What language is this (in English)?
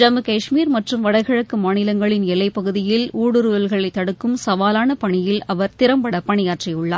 Tamil